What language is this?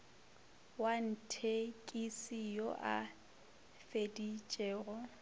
Northern Sotho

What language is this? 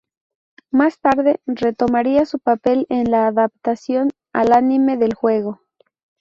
Spanish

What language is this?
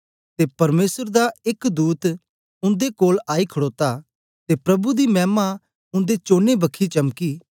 Dogri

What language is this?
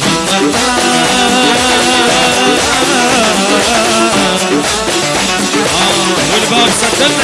Arabic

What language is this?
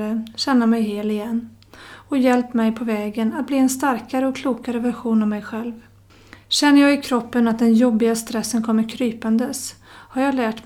Swedish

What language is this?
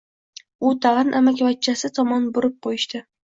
Uzbek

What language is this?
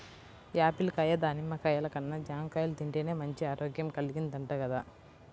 Telugu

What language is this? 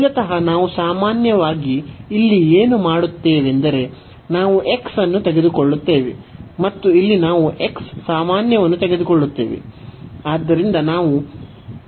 Kannada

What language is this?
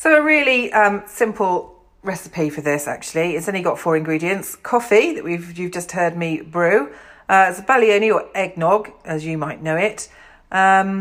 English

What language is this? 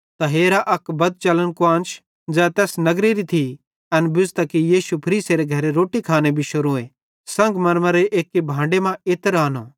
Bhadrawahi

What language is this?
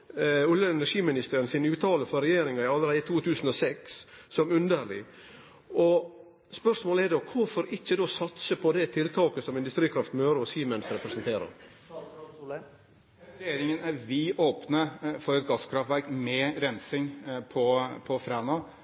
Norwegian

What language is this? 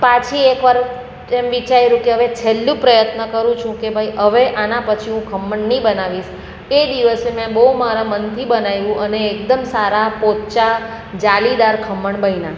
Gujarati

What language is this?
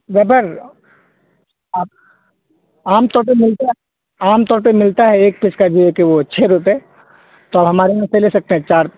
Urdu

